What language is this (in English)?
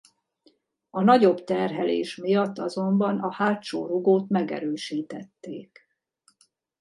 Hungarian